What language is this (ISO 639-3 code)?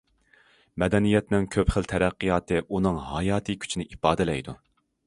uig